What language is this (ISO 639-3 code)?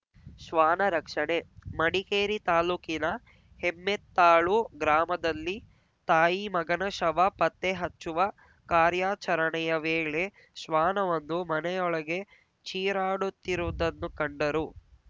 kan